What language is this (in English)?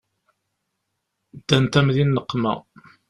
Kabyle